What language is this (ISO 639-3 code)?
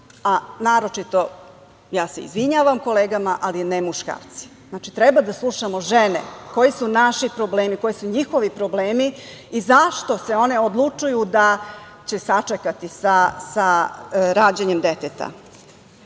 srp